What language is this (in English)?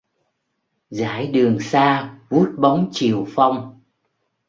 Vietnamese